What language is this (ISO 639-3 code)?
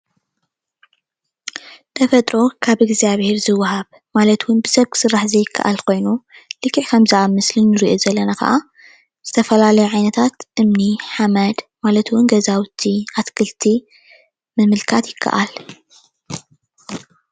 tir